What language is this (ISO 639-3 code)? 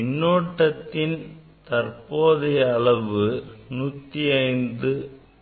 tam